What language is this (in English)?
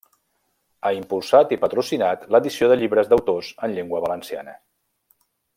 Catalan